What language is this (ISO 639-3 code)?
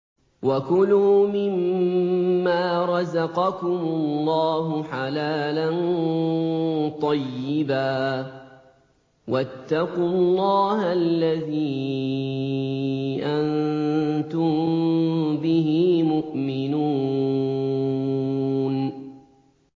ara